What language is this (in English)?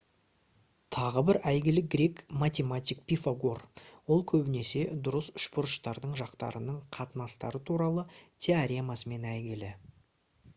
Kazakh